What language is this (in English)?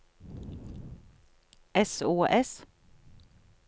Norwegian